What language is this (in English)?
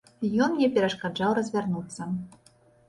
Belarusian